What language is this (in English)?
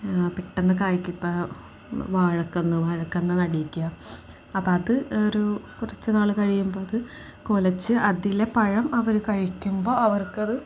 Malayalam